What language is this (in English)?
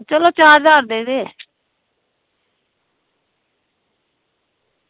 Dogri